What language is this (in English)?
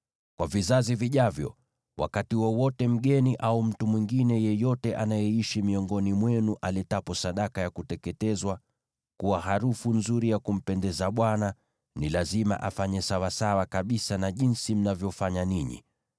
Swahili